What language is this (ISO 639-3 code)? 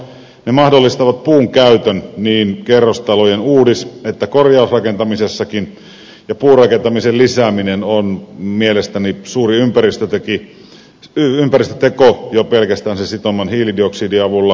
fin